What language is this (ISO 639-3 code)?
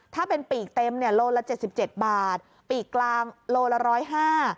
tha